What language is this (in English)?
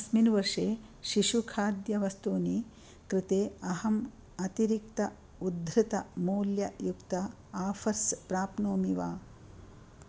Sanskrit